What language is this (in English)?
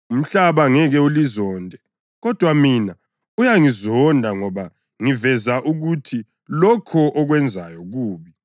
North Ndebele